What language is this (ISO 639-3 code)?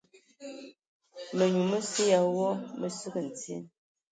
ewo